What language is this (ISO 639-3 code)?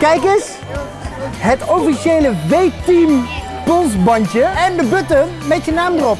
nld